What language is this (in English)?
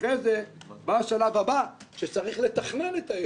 Hebrew